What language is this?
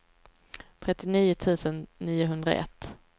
Swedish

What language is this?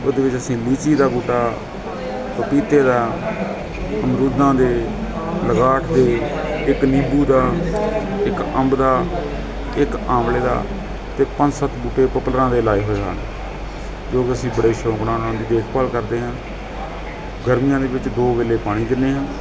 Punjabi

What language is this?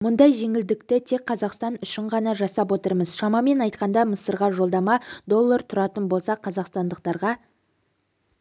Kazakh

